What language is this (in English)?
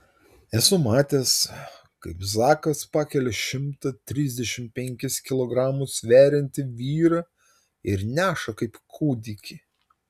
Lithuanian